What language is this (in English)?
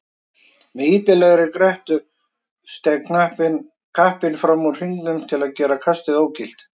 Icelandic